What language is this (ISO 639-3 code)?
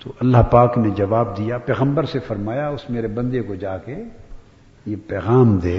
urd